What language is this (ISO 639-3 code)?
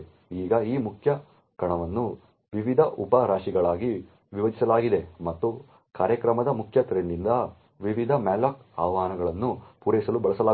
kan